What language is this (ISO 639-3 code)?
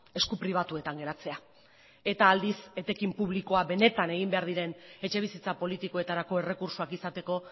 eus